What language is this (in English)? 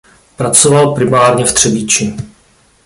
Czech